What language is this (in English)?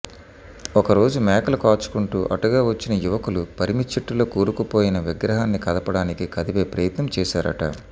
Telugu